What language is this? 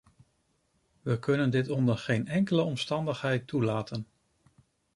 Dutch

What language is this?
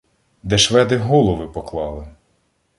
Ukrainian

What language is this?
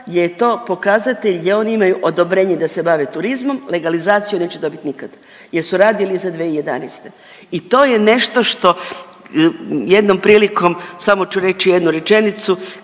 Croatian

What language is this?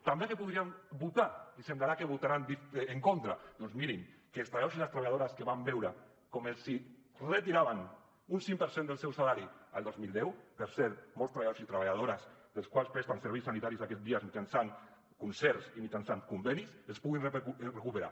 Catalan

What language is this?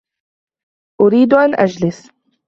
Arabic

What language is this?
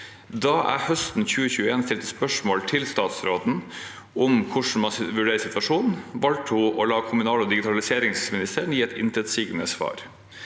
Norwegian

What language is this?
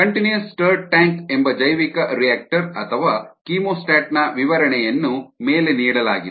Kannada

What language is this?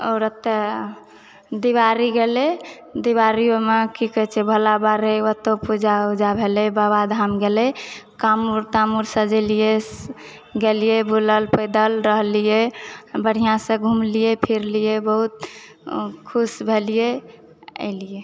Maithili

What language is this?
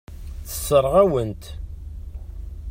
Kabyle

